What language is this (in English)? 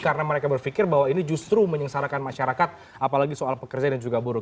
Indonesian